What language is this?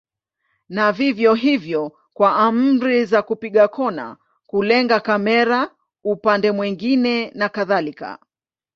Swahili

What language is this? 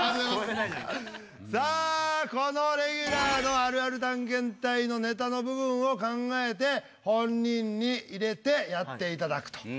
Japanese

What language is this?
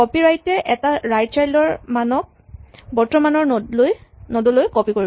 Assamese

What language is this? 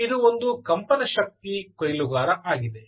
Kannada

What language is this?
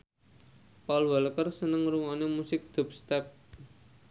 Javanese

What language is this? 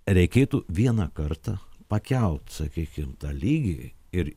Lithuanian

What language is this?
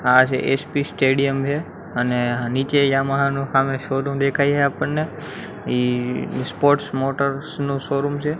Gujarati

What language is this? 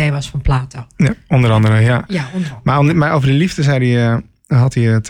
Dutch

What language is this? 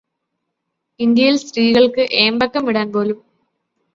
Malayalam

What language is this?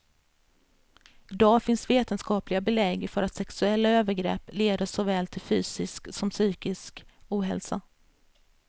Swedish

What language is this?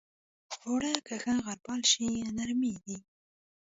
Pashto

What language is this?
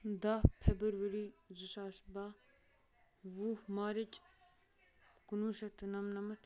Kashmiri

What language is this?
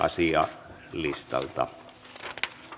Finnish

